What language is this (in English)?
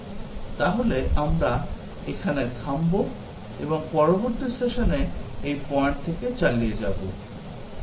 Bangla